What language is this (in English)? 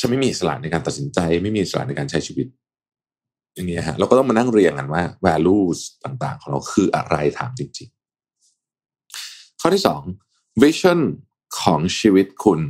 Thai